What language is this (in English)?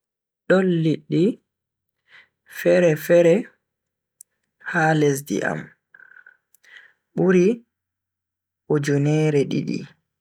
Bagirmi Fulfulde